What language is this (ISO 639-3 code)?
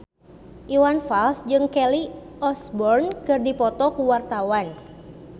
sun